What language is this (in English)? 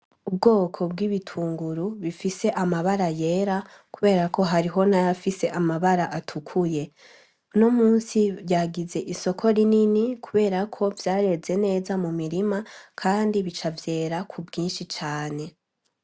Rundi